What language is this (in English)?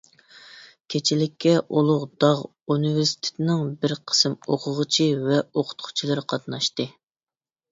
Uyghur